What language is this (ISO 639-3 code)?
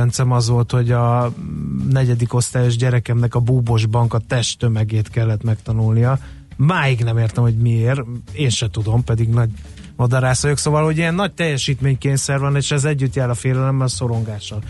hun